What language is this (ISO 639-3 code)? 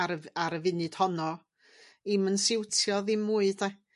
cym